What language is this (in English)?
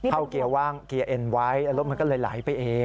Thai